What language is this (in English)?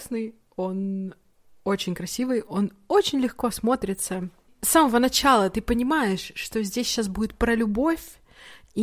Russian